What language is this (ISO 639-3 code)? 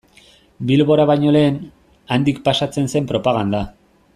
eus